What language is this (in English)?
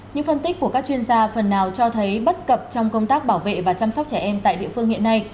Vietnamese